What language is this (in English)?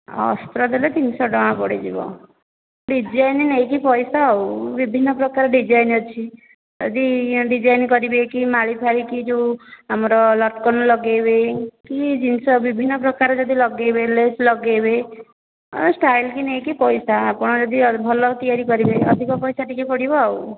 Odia